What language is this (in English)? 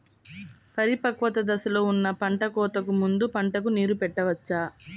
Telugu